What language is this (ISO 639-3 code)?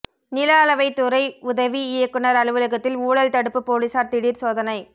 tam